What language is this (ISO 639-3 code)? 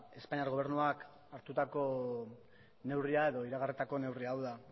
eus